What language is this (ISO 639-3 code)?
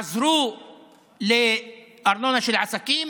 heb